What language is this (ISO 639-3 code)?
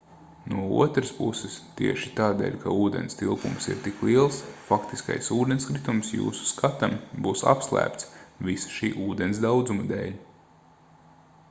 lav